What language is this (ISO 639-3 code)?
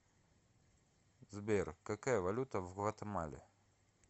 rus